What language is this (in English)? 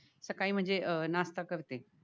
Marathi